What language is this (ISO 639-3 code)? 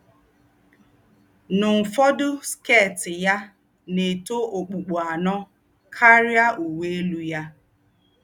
ibo